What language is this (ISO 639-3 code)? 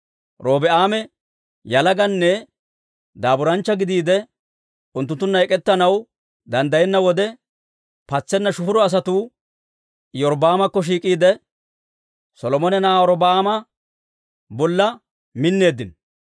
dwr